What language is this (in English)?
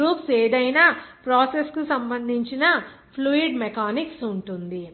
Telugu